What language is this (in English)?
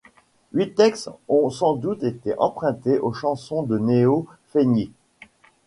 French